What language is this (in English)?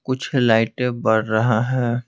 Hindi